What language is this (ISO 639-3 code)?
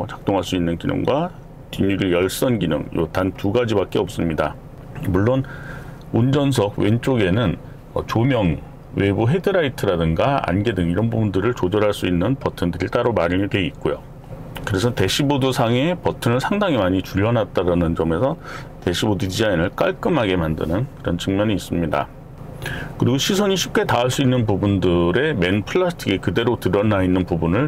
kor